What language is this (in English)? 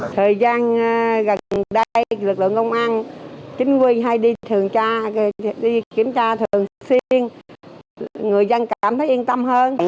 Vietnamese